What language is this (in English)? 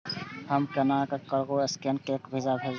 Maithili